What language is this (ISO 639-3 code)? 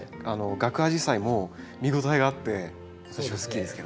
jpn